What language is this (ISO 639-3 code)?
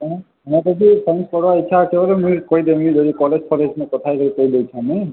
ori